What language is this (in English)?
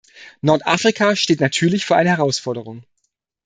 German